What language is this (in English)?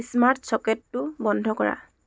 Assamese